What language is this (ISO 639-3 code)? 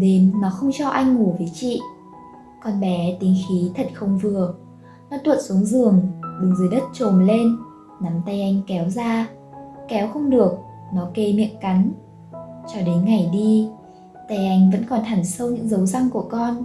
vie